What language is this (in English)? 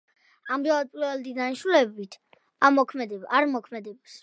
Georgian